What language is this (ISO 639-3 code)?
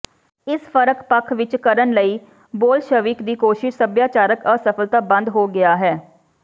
pan